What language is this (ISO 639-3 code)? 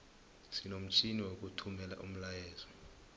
nbl